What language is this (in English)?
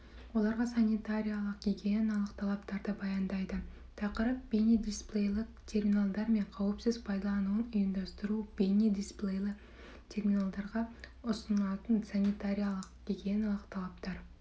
Kazakh